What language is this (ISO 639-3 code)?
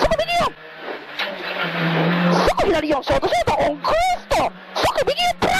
jpn